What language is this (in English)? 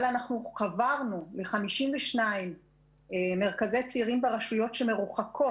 Hebrew